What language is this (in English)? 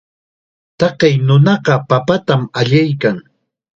Chiquián Ancash Quechua